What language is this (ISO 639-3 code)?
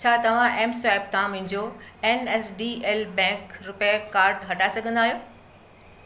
snd